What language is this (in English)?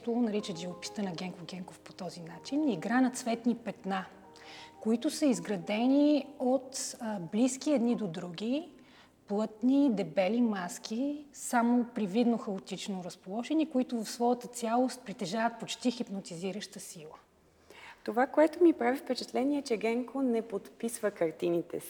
Bulgarian